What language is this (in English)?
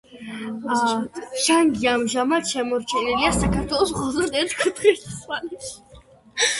Georgian